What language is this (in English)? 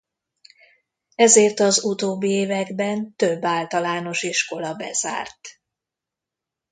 Hungarian